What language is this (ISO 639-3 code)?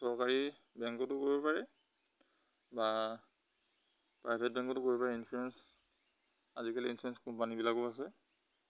asm